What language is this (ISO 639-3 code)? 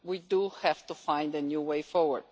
eng